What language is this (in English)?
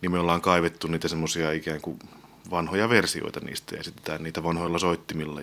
Finnish